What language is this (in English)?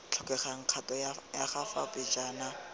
Tswana